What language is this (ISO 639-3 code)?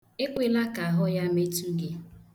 ibo